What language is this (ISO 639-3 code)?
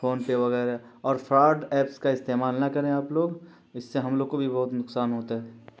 urd